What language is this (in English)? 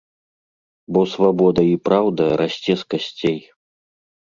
Belarusian